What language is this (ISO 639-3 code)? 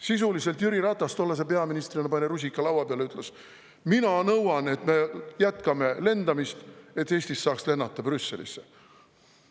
est